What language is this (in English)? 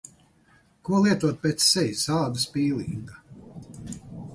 Latvian